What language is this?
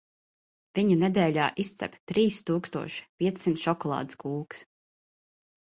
Latvian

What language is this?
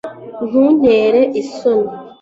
Kinyarwanda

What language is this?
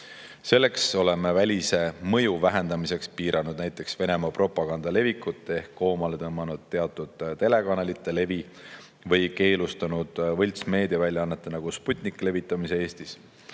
Estonian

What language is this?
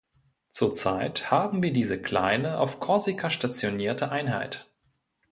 German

